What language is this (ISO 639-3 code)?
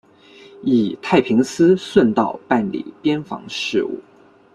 zho